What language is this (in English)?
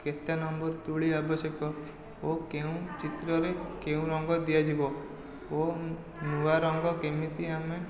Odia